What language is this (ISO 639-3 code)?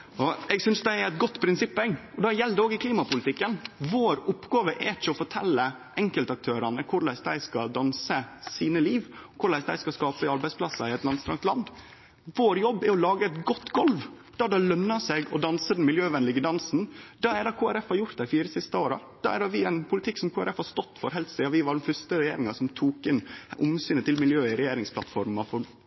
nno